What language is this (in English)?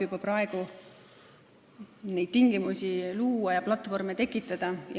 Estonian